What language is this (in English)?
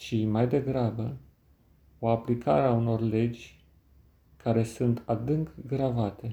Romanian